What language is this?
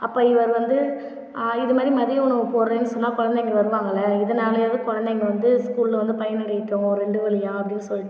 Tamil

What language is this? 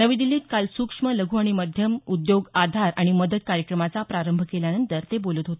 Marathi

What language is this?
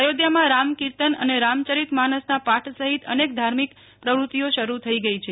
Gujarati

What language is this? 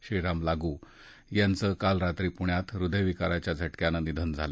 Marathi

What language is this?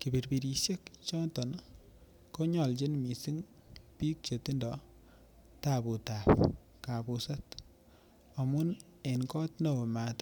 Kalenjin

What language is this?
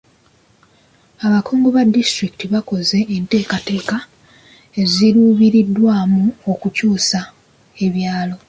Ganda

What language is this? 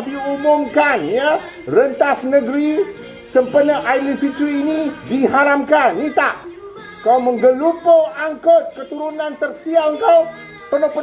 Malay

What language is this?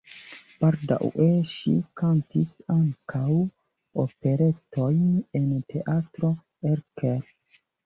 Esperanto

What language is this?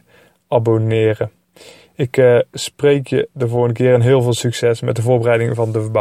Dutch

